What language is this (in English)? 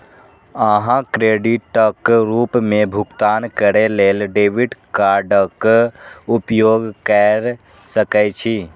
Maithili